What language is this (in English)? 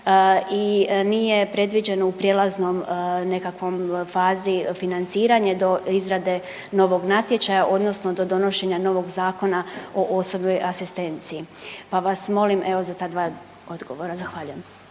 Croatian